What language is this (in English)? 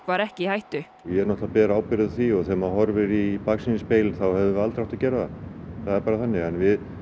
Icelandic